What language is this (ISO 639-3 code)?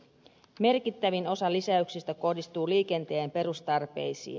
fin